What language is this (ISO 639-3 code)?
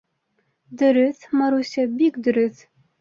bak